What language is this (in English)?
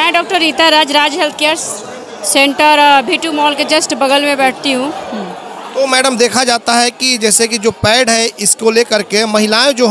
Hindi